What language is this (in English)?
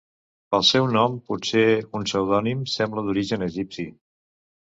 Catalan